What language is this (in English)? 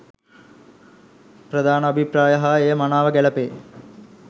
Sinhala